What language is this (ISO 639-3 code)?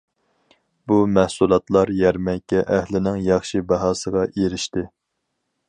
uig